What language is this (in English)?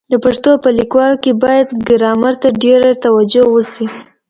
Pashto